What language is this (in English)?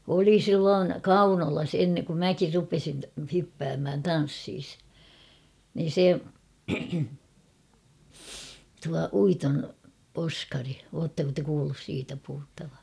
Finnish